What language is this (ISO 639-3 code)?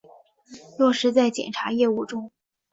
zho